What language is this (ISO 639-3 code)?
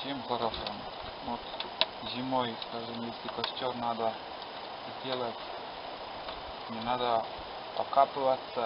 rus